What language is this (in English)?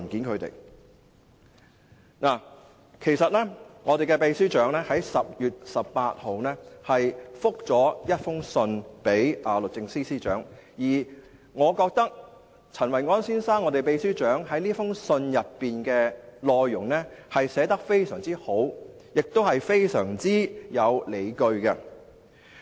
Cantonese